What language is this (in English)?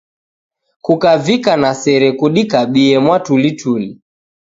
Taita